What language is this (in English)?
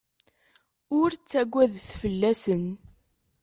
Kabyle